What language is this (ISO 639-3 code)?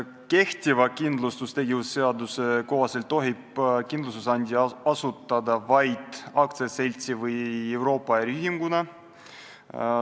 est